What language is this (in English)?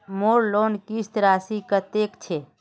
Magahi